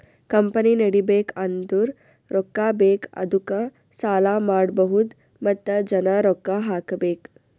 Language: Kannada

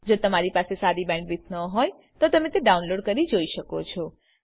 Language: Gujarati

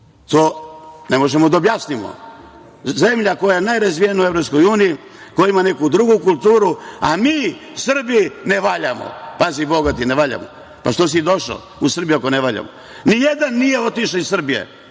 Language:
Serbian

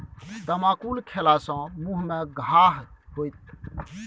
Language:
Maithili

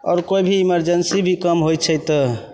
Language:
Maithili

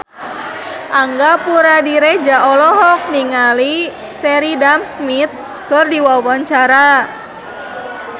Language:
Sundanese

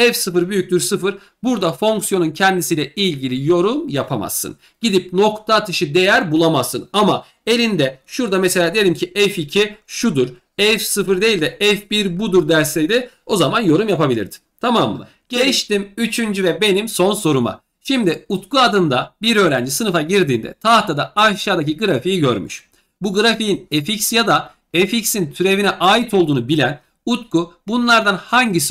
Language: Turkish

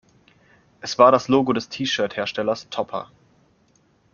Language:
German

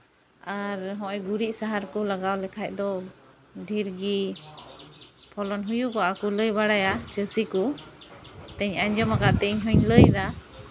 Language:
Santali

